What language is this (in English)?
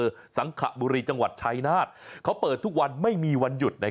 Thai